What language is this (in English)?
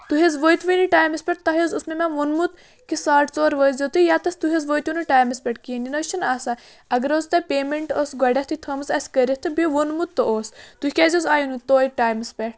Kashmiri